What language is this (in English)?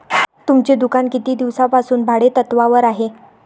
Marathi